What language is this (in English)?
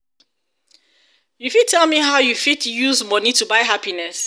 Nigerian Pidgin